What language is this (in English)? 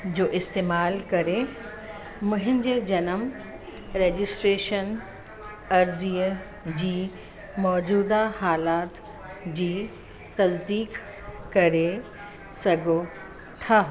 Sindhi